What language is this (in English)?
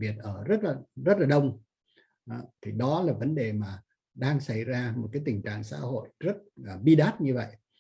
Vietnamese